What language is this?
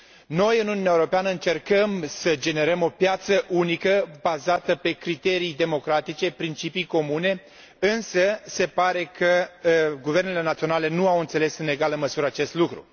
Romanian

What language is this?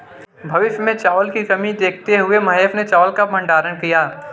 Hindi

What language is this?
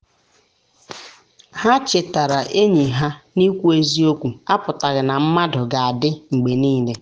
Igbo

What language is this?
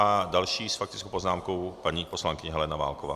Czech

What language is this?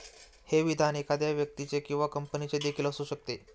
Marathi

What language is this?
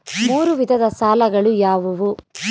Kannada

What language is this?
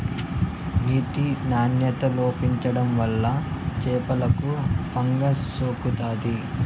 Telugu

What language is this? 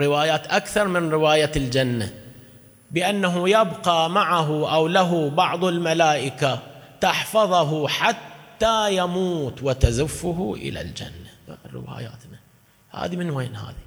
Arabic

